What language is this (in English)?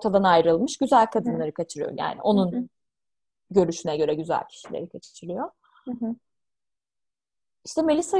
Turkish